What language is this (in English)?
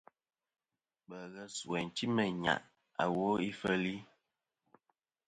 Kom